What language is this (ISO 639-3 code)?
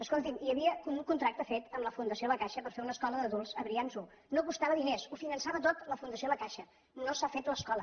cat